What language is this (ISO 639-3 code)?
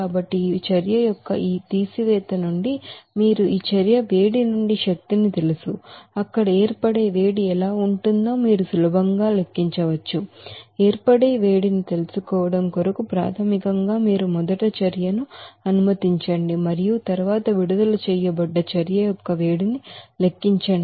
tel